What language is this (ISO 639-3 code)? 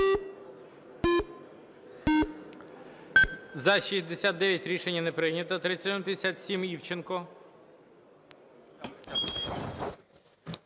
ukr